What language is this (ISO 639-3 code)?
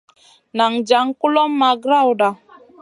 mcn